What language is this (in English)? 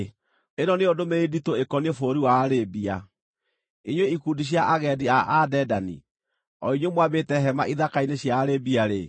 Kikuyu